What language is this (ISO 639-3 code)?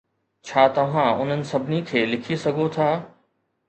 snd